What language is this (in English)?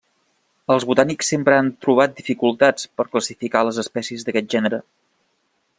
Catalan